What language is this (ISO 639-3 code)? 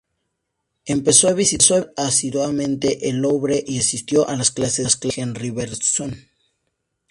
spa